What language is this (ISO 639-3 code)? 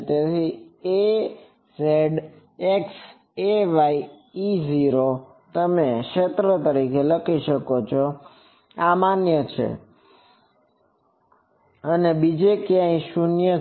guj